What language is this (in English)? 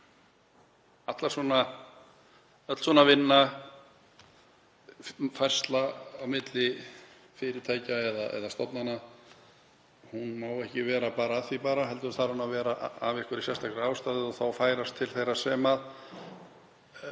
Icelandic